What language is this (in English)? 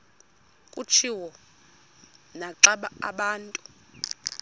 Xhosa